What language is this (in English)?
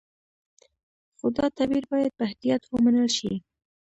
Pashto